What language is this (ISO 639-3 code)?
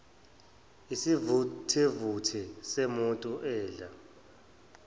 zul